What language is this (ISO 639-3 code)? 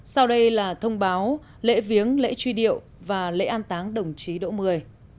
vie